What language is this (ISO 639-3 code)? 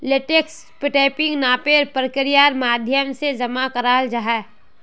mag